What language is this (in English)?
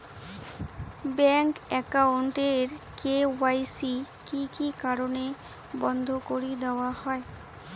Bangla